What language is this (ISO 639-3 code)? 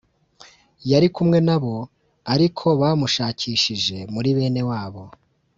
kin